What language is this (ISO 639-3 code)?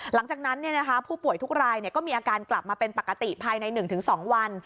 tha